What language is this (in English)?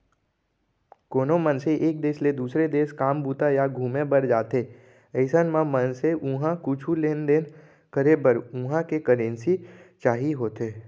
Chhattisgarhi